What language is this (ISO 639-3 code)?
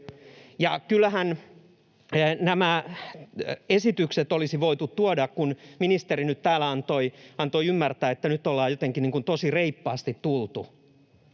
fin